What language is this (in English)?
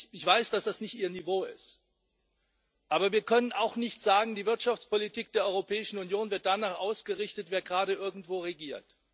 German